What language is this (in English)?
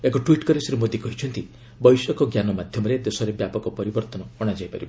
Odia